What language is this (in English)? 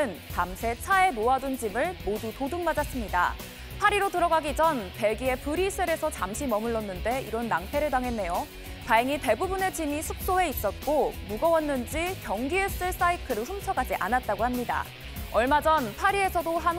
Korean